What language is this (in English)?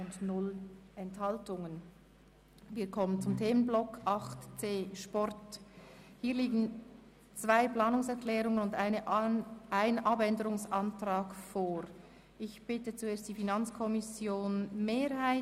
Swiss German